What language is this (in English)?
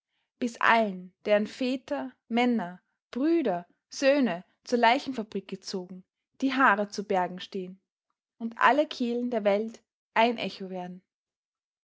German